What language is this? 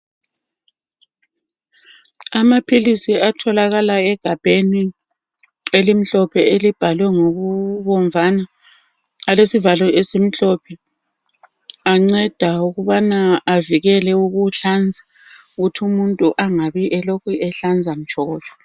North Ndebele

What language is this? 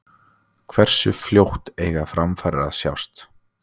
Icelandic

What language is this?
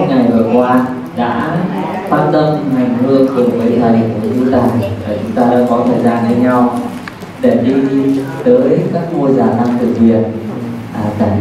Vietnamese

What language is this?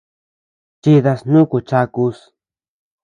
Tepeuxila Cuicatec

